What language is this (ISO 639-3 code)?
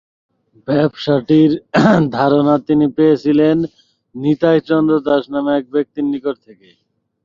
ben